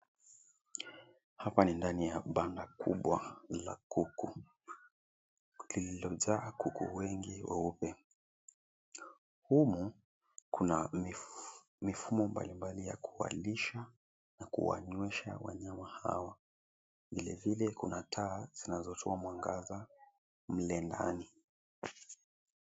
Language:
Swahili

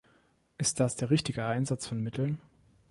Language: German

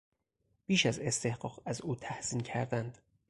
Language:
Persian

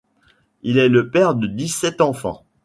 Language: French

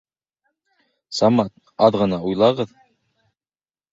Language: Bashkir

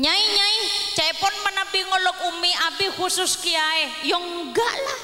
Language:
Indonesian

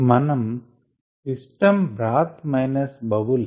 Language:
Telugu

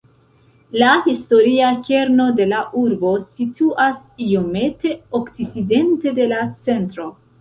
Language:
Esperanto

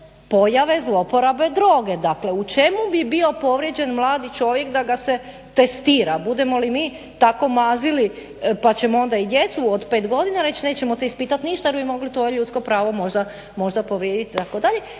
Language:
Croatian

